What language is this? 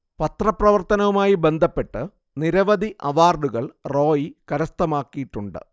Malayalam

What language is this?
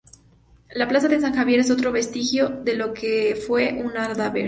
Spanish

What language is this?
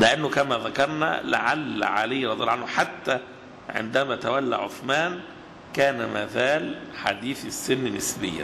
Arabic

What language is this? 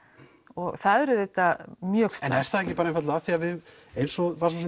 Icelandic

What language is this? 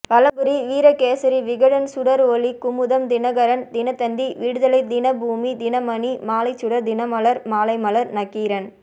Tamil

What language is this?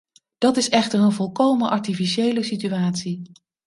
Dutch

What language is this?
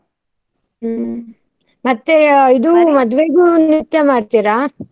Kannada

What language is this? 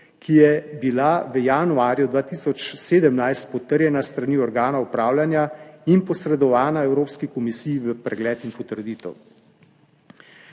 Slovenian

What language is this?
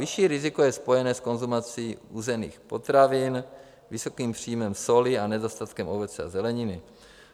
Czech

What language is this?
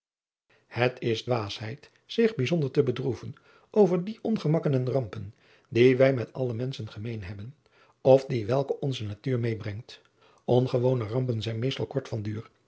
Dutch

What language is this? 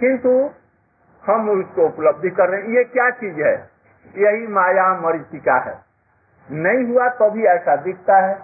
Hindi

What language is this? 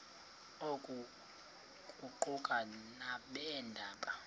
Xhosa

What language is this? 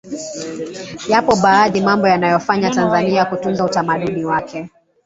Swahili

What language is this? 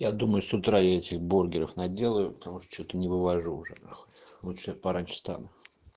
Russian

